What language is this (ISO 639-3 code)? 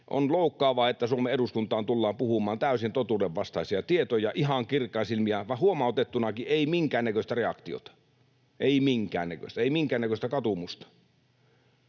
fin